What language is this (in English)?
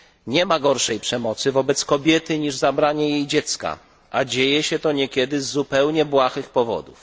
Polish